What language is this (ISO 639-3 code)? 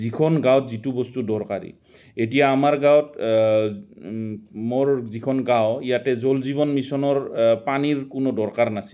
asm